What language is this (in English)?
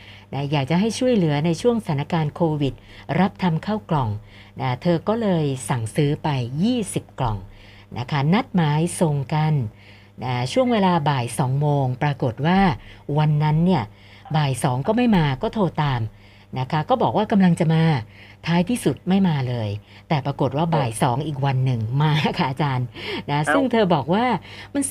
Thai